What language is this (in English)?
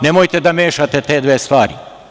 Serbian